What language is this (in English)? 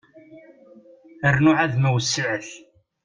Kabyle